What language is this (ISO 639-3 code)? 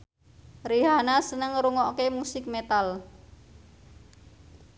jav